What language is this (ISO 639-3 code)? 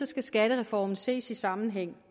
dan